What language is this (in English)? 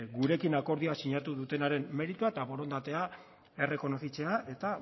Basque